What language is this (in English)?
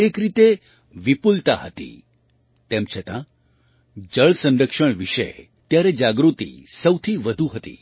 Gujarati